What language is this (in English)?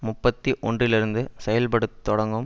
Tamil